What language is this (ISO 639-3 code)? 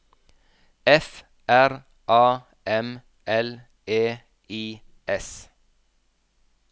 nor